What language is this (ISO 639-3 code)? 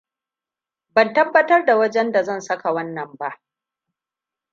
hau